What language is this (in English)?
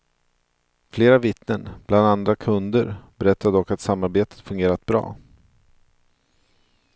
Swedish